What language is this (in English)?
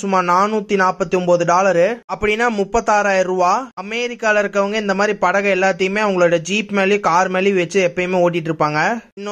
Arabic